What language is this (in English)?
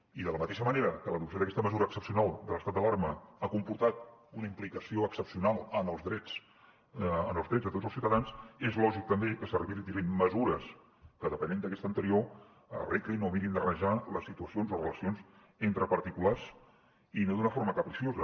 Catalan